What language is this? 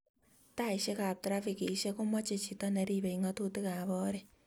Kalenjin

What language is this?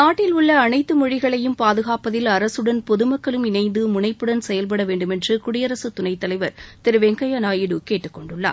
Tamil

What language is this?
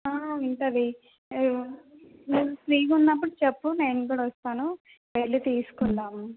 Telugu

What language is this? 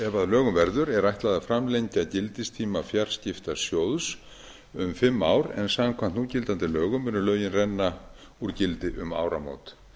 Icelandic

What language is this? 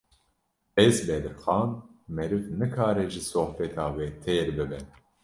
Kurdish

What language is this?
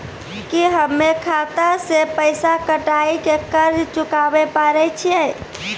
Maithili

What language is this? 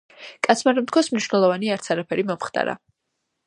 Georgian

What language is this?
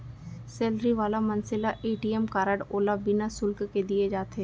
Chhattisgarhi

